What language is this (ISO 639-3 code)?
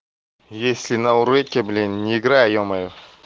rus